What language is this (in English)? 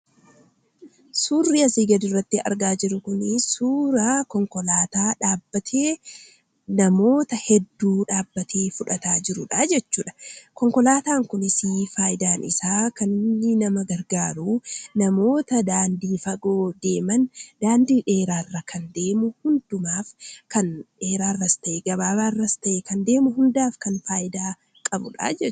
Oromo